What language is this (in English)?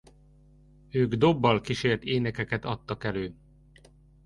Hungarian